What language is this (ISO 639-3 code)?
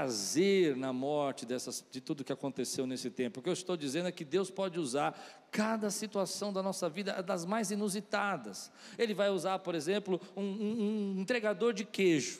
por